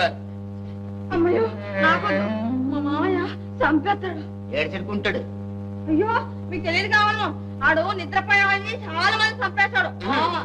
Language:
Telugu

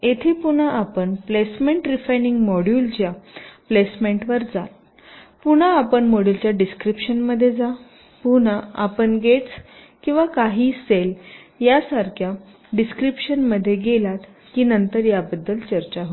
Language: Marathi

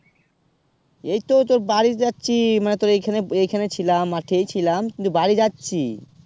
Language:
Bangla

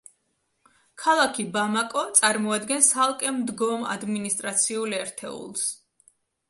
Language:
Georgian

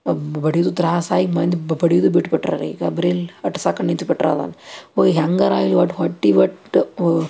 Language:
Kannada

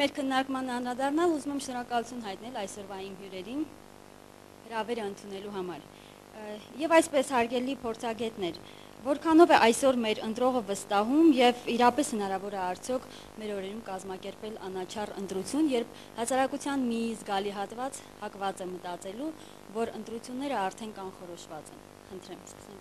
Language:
Romanian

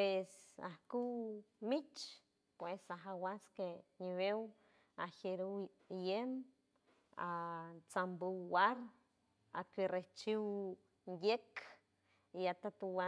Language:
San Francisco Del Mar Huave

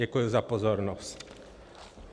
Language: Czech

